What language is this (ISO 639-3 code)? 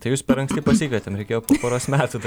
lit